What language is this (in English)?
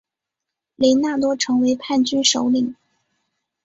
Chinese